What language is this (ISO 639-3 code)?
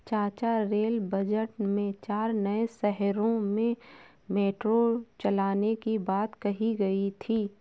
hin